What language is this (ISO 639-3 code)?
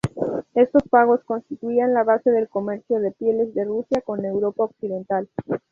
spa